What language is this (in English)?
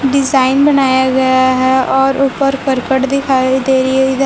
Hindi